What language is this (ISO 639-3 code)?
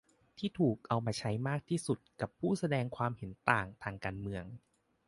tha